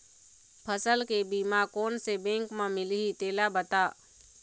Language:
Chhattisgarhi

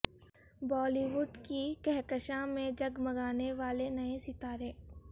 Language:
Urdu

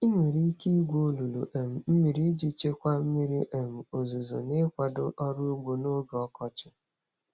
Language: Igbo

